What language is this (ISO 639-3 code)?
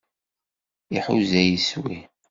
kab